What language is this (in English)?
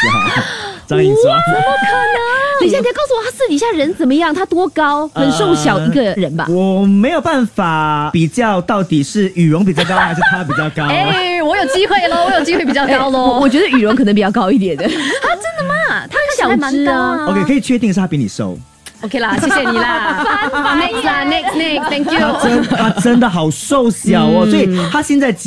Chinese